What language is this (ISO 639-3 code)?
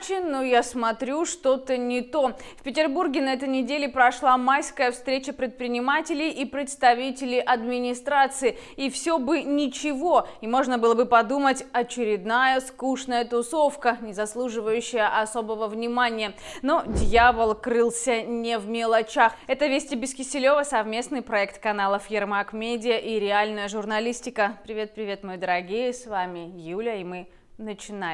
rus